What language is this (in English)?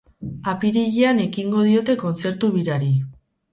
Basque